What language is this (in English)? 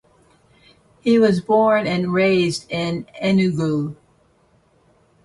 English